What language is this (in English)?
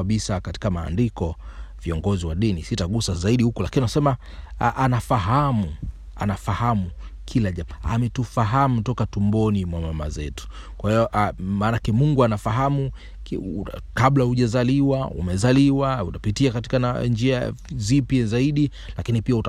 Swahili